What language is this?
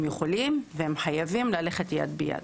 Hebrew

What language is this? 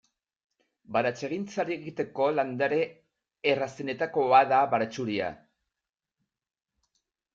Basque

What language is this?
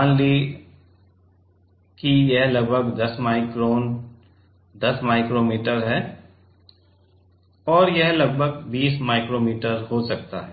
Hindi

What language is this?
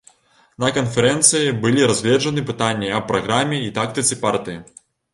Belarusian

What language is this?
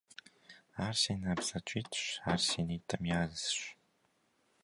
Kabardian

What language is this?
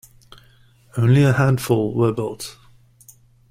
English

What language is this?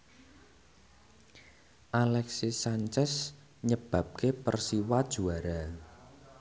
Javanese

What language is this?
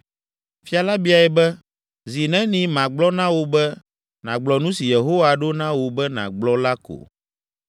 Ewe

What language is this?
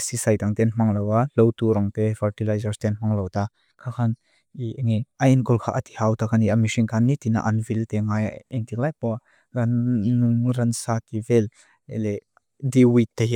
Mizo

